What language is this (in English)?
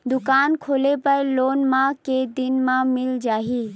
Chhattisgarhi